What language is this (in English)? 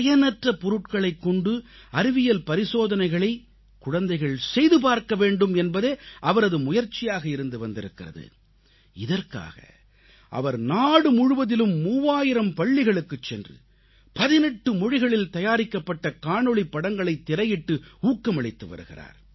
Tamil